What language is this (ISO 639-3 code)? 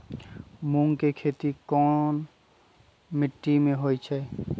mag